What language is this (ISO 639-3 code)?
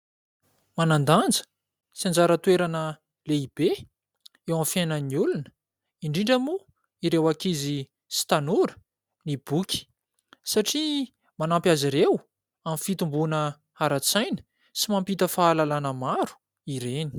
mlg